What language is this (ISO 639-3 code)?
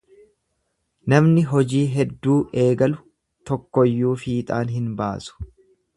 orm